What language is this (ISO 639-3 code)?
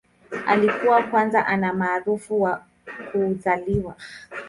swa